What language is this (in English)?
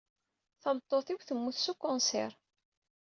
Kabyle